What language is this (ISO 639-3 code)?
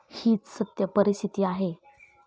mar